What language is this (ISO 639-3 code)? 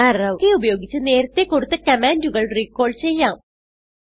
mal